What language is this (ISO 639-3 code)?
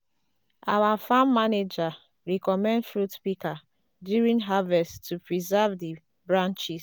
pcm